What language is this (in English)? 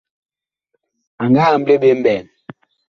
Bakoko